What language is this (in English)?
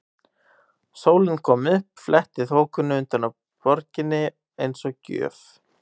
Icelandic